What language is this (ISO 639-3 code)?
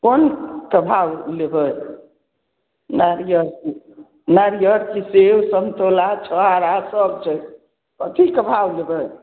mai